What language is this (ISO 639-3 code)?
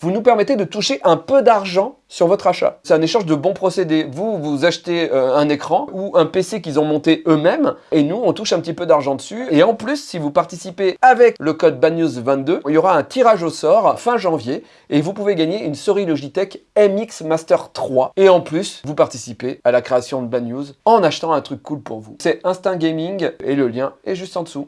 fra